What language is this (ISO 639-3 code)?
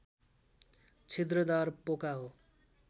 nep